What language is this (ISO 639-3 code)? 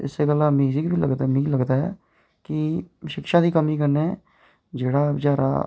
doi